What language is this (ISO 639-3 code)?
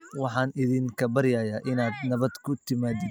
som